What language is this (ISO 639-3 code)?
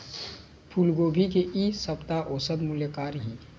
hne